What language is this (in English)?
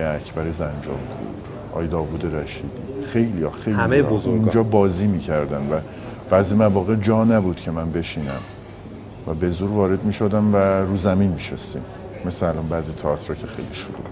Persian